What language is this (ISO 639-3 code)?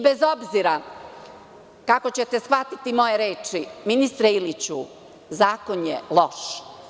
srp